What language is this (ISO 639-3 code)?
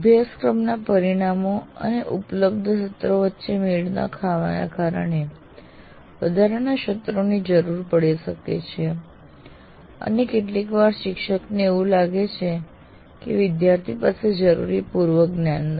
guj